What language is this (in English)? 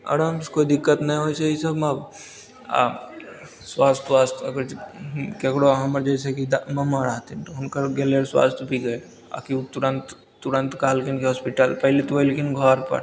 Maithili